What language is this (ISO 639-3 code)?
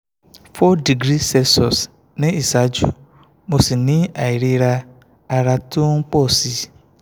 yor